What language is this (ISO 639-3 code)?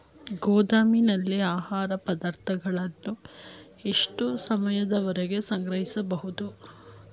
kan